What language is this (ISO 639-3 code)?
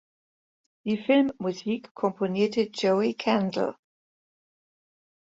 deu